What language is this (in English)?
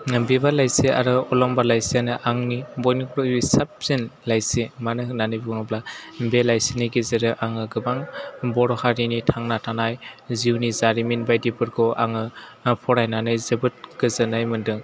Bodo